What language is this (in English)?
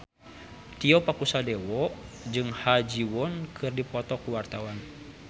Sundanese